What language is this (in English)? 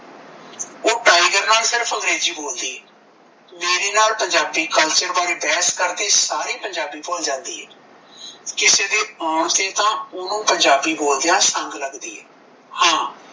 Punjabi